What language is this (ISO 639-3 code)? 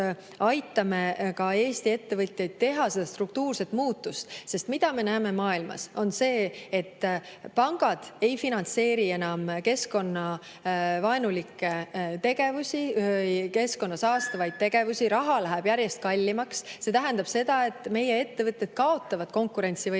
est